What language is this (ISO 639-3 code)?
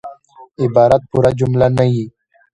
pus